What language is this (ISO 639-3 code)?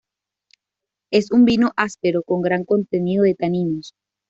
spa